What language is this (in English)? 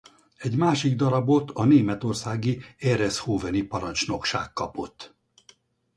Hungarian